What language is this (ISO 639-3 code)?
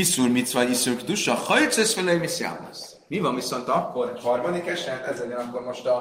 hun